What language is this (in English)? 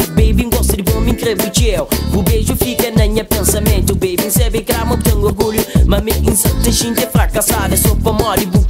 Romanian